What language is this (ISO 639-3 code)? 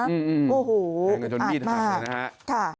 tha